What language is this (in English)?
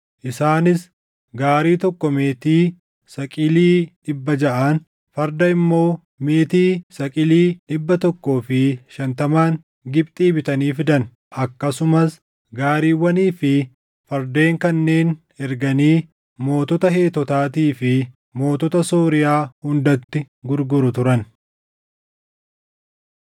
Oromo